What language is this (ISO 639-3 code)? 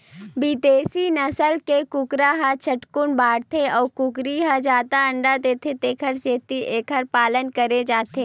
hne